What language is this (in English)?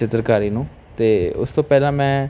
Punjabi